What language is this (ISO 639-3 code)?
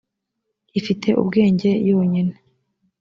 kin